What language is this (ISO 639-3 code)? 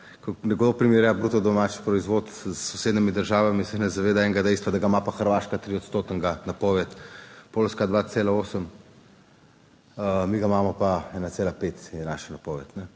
slv